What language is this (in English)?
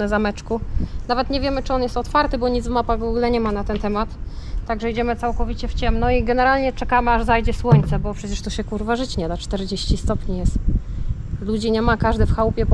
Polish